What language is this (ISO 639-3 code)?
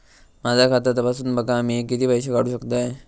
mar